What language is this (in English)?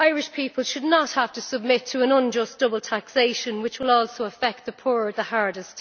English